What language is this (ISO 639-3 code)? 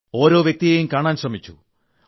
mal